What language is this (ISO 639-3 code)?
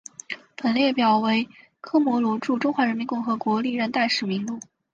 zho